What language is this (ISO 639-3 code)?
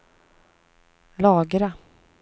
swe